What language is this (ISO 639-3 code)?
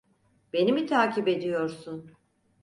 tur